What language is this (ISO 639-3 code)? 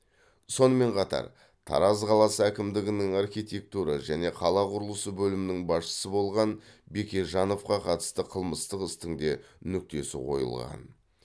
kaz